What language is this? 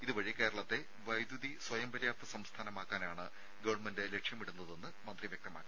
Malayalam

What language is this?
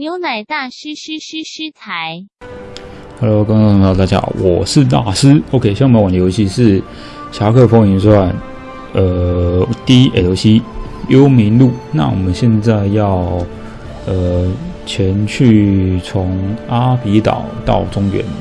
Chinese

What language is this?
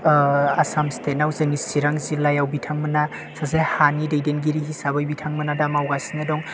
Bodo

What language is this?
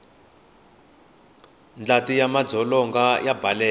Tsonga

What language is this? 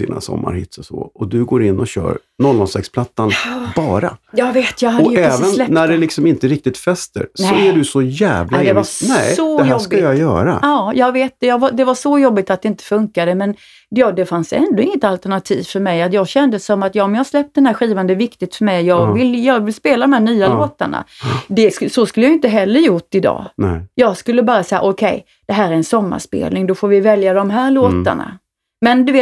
Swedish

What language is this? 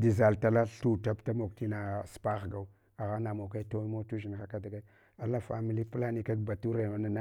Hwana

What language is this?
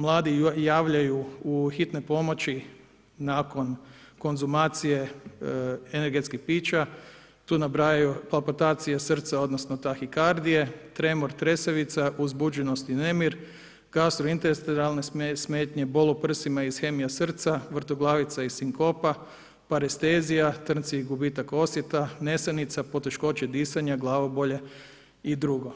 Croatian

